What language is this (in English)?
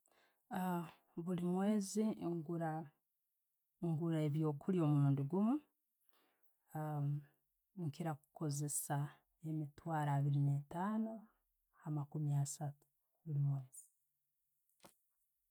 Tooro